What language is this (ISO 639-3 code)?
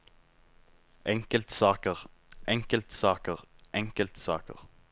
nor